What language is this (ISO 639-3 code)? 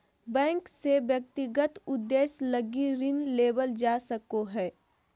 mag